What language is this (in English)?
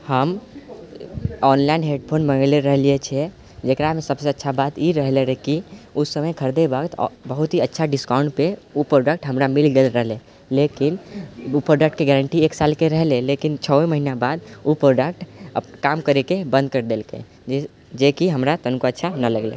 Maithili